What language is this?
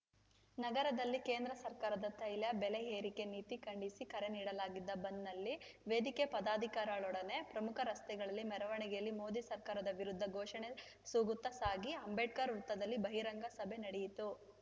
Kannada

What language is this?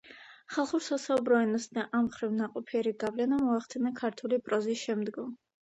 Georgian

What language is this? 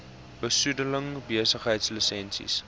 Afrikaans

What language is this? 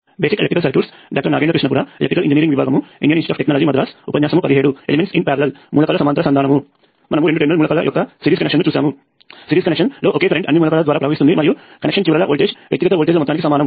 Telugu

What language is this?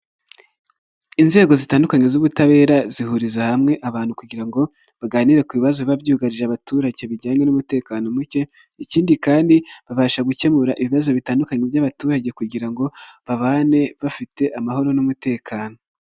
Kinyarwanda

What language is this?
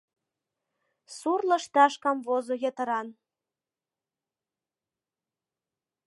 Mari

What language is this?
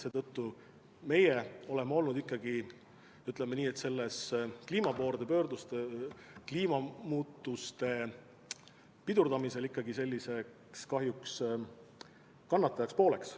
Estonian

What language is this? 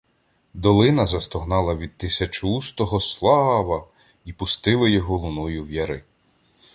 Ukrainian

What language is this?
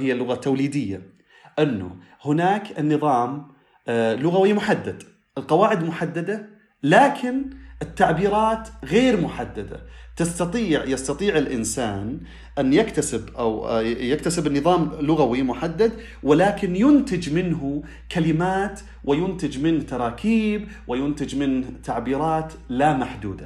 Arabic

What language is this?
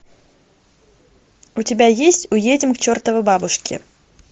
Russian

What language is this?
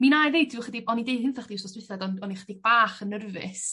Welsh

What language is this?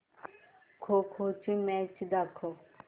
Marathi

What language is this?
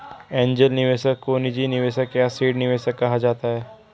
Hindi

